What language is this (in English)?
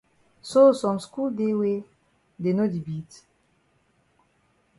Cameroon Pidgin